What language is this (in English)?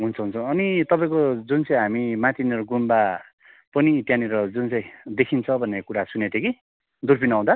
Nepali